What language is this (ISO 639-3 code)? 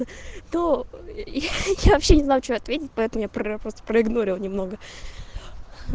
rus